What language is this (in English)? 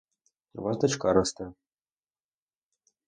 Ukrainian